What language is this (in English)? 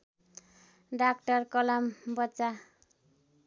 Nepali